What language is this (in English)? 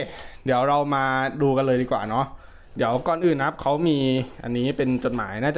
Thai